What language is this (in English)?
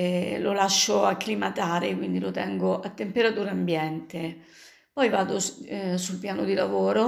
Italian